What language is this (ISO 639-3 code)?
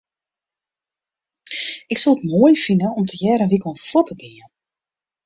fry